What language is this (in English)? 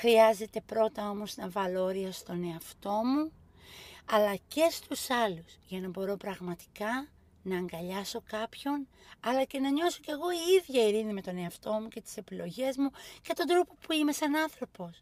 Greek